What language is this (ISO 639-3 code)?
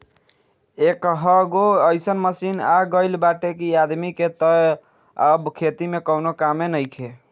bho